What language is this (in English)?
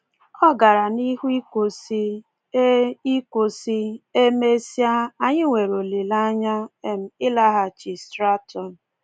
Igbo